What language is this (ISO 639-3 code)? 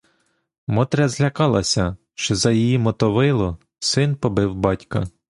ukr